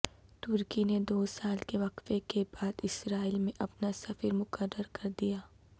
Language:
Urdu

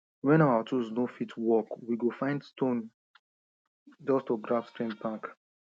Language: Nigerian Pidgin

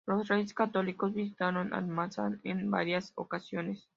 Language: Spanish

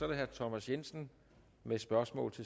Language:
Danish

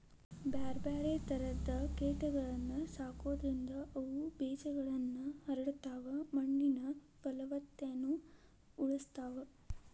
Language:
Kannada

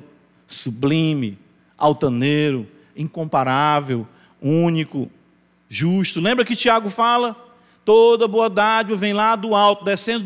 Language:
Portuguese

